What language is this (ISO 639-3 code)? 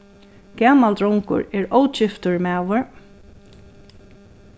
fao